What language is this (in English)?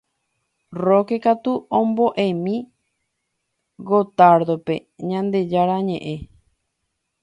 Guarani